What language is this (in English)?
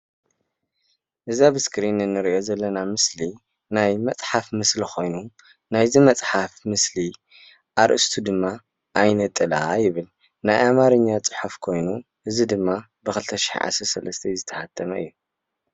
Tigrinya